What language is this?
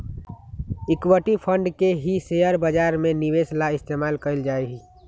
Magahi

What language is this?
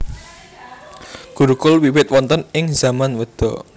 Javanese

